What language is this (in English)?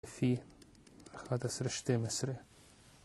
Hebrew